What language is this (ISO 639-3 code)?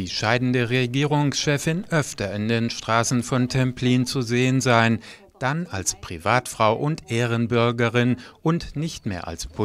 deu